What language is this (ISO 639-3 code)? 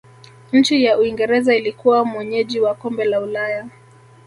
swa